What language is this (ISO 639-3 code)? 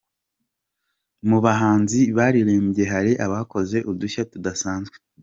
kin